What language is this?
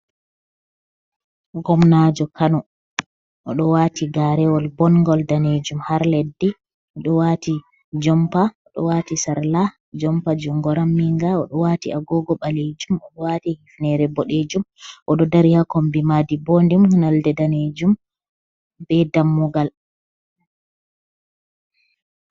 Fula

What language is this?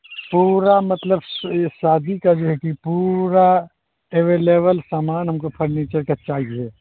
Urdu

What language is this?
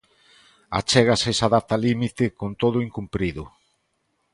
Galician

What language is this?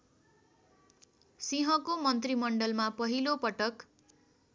Nepali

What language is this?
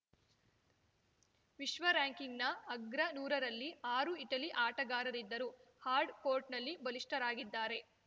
Kannada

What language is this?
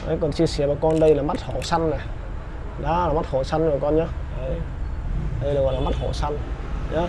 Vietnamese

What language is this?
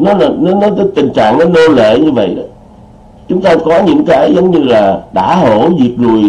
Vietnamese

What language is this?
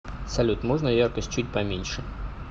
Russian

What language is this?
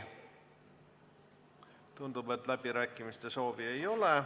Estonian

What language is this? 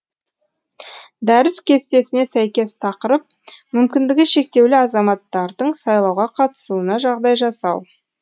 Kazakh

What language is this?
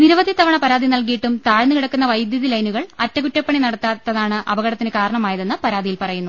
Malayalam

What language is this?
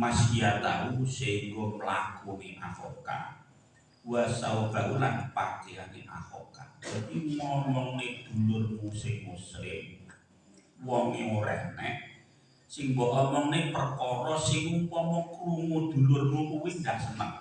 Indonesian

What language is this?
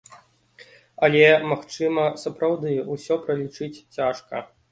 Belarusian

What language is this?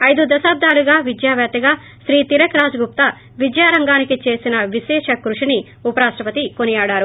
Telugu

